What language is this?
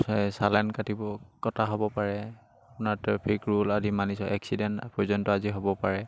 Assamese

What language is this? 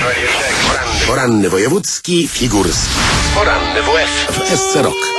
Polish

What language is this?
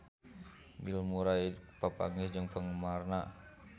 Sundanese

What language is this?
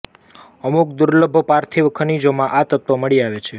Gujarati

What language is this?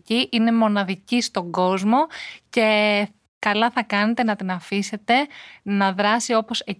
Greek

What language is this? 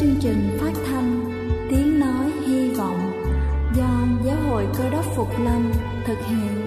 Vietnamese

